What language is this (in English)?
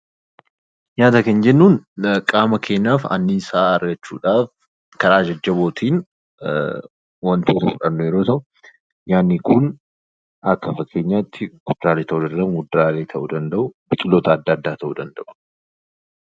Oromo